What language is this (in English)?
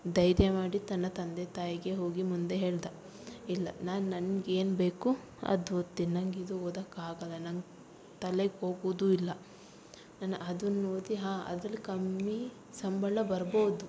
Kannada